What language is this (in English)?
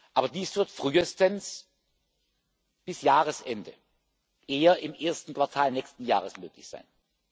German